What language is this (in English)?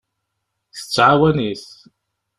Kabyle